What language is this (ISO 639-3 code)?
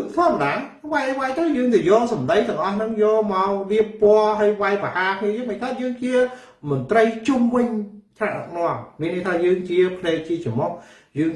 vie